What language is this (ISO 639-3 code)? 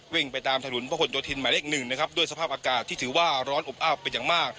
tha